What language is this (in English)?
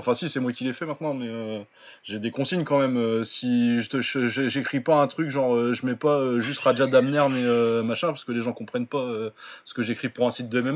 French